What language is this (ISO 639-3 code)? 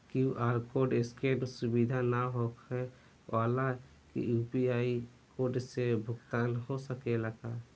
bho